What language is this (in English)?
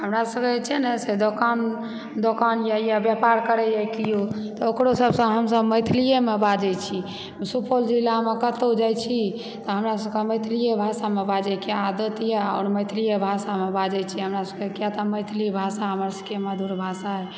Maithili